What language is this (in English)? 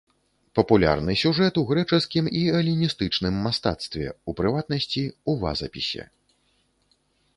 Belarusian